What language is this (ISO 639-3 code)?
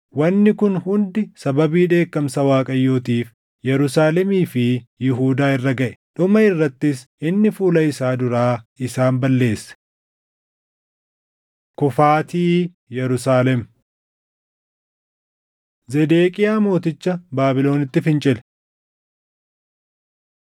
orm